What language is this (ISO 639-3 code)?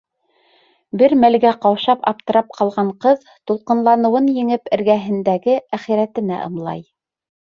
bak